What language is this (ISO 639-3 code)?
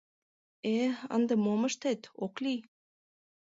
chm